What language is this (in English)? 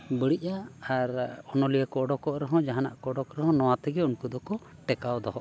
Santali